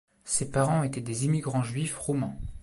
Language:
French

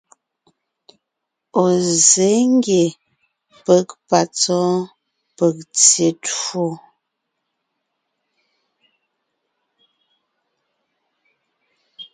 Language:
Ngiemboon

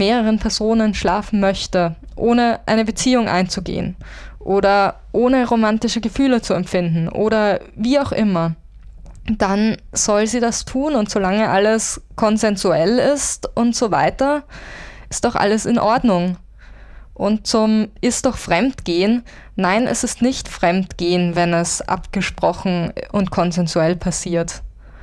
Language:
German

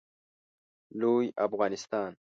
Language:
Pashto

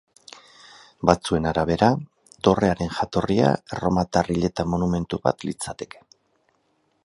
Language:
Basque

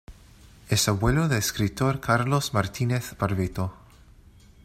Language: Spanish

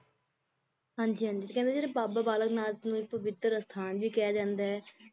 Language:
Punjabi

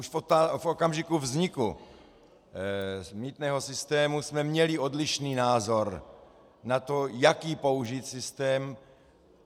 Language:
Czech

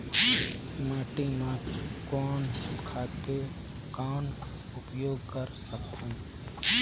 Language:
Chhattisgarhi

